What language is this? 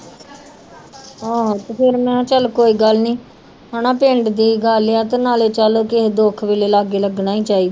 Punjabi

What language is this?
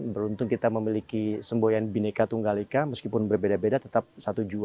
Indonesian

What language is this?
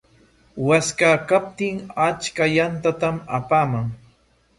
Corongo Ancash Quechua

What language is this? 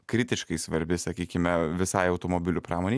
Lithuanian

